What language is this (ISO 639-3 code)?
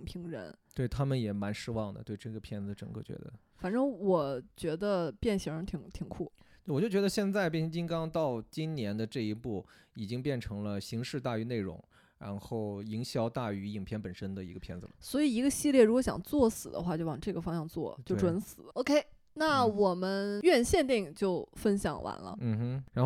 zho